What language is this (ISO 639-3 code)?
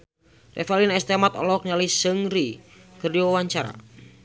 sun